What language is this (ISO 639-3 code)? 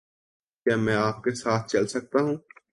urd